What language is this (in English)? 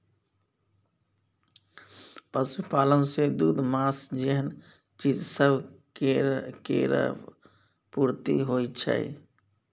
Maithili